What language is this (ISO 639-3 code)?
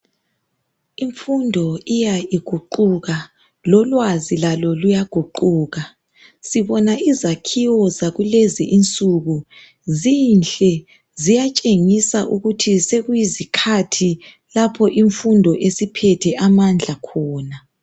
nde